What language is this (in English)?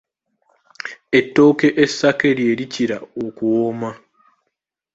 Ganda